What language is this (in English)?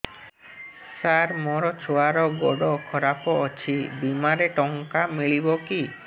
Odia